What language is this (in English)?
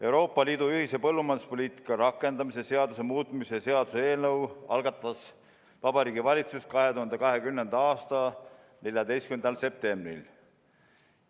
Estonian